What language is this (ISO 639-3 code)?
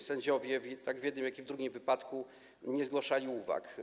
pol